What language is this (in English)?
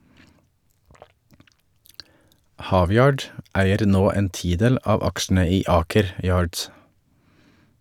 Norwegian